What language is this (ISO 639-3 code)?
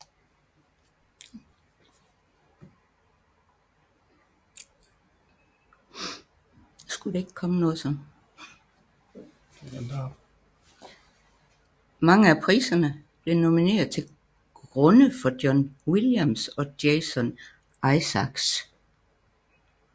dan